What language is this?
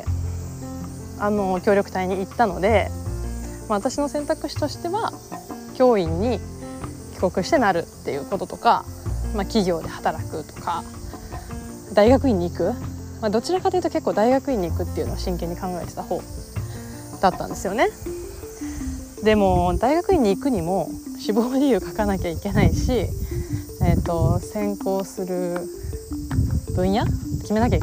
Japanese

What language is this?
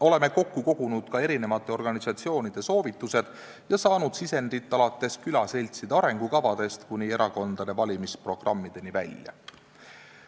Estonian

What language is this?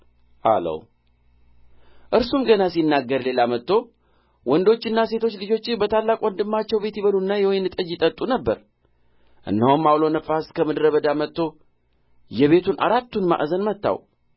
Amharic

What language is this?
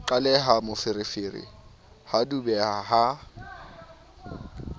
Southern Sotho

